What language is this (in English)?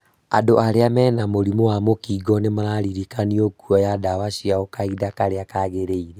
Kikuyu